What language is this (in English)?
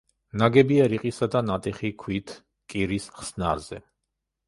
Georgian